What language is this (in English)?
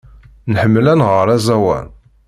Kabyle